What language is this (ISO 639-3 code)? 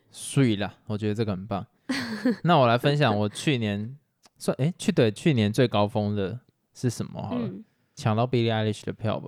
zho